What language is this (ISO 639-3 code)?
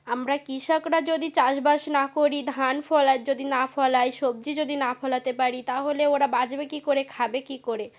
ben